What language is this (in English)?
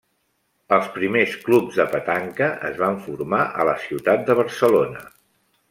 Catalan